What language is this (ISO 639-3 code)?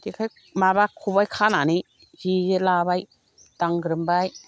brx